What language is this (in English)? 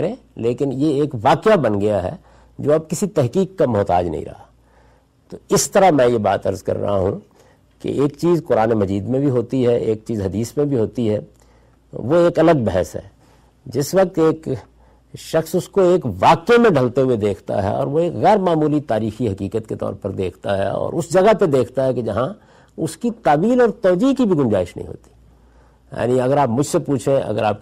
Urdu